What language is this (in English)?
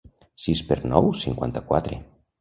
Catalan